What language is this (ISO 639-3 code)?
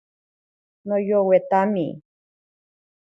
prq